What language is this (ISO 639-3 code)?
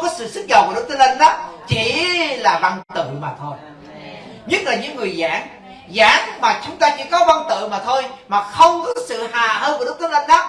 vie